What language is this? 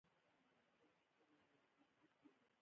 Pashto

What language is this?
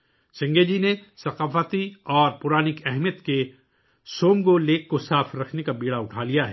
Urdu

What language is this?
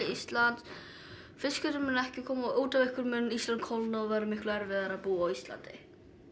Icelandic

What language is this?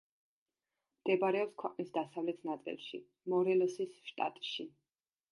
Georgian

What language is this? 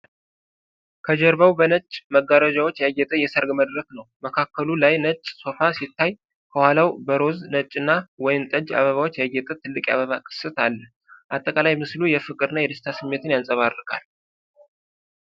Amharic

